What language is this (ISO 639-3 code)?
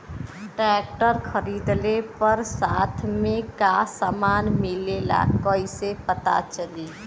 bho